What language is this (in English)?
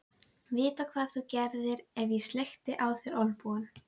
Icelandic